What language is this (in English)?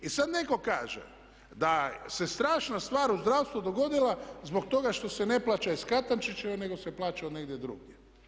Croatian